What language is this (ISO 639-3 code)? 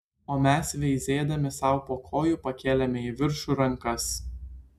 lit